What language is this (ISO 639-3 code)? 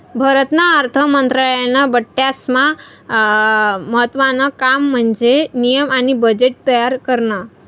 mar